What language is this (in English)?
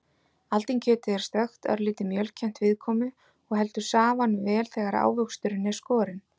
Icelandic